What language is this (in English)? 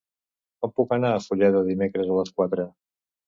Catalan